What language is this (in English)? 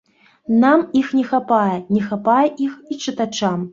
Belarusian